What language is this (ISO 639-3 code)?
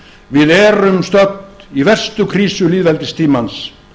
isl